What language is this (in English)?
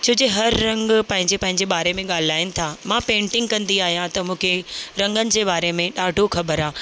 Sindhi